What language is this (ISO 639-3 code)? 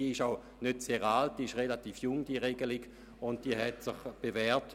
gsw